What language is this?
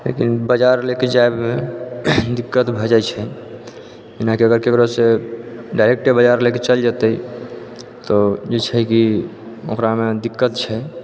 Maithili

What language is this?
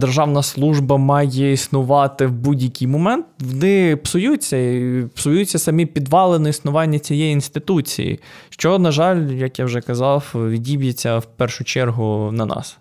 Ukrainian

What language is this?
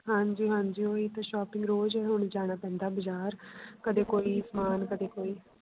Punjabi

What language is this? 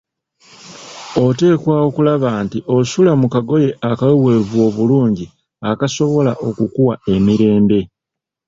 Ganda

